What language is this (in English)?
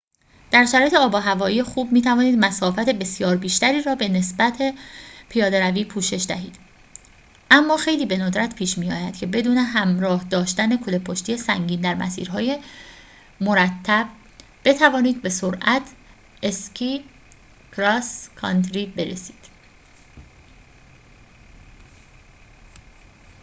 Persian